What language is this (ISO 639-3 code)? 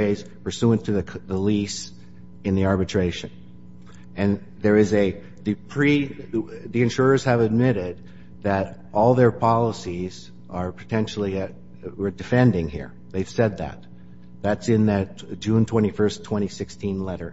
eng